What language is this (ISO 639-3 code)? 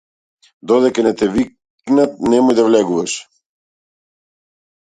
mkd